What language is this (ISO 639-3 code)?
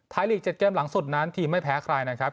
tha